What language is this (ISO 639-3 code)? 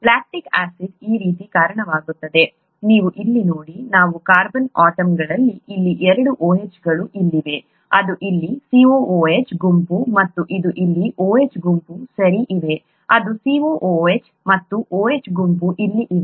kan